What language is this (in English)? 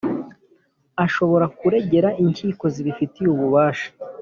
Kinyarwanda